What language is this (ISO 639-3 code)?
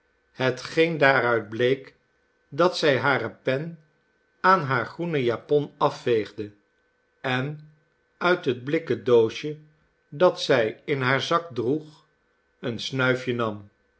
nld